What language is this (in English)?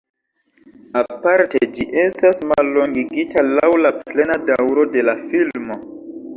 Esperanto